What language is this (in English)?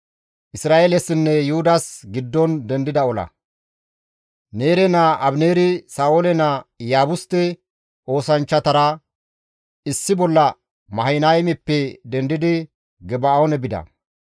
Gamo